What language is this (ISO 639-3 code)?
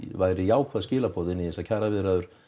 isl